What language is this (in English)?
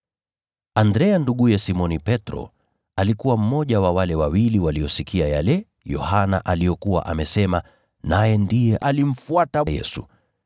Swahili